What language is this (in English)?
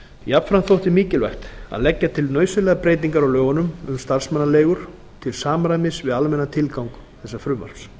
Icelandic